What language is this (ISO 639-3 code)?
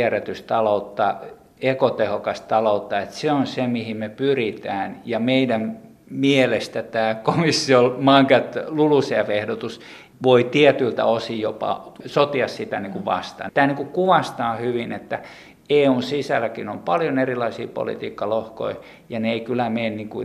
fin